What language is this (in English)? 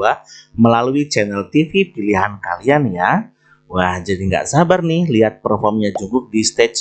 Indonesian